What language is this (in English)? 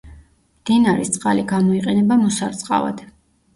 Georgian